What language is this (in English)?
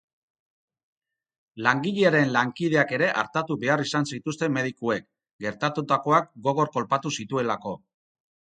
Basque